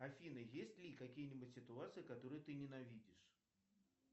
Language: Russian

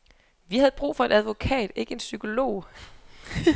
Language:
Danish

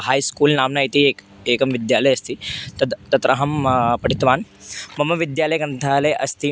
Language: Sanskrit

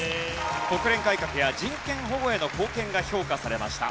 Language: Japanese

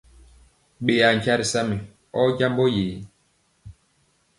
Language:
Mpiemo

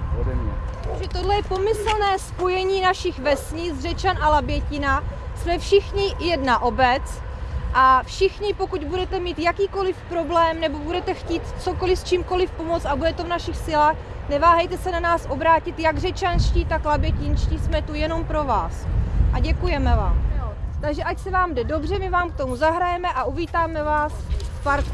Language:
Czech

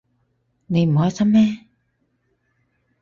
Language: Cantonese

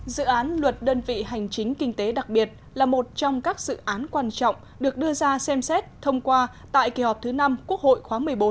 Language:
Vietnamese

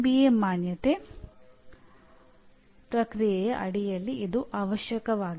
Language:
Kannada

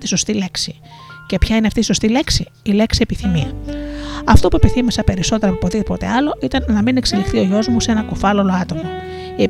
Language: Greek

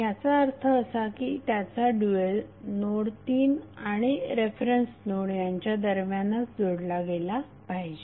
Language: Marathi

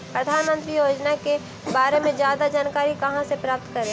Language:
Magahi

